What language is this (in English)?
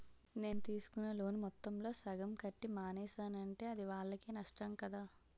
Telugu